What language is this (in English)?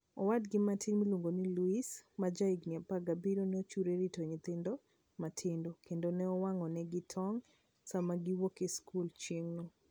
Luo (Kenya and Tanzania)